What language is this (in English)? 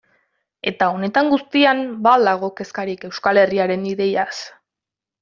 Basque